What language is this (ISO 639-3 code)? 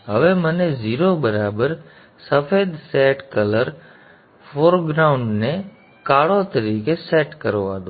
guj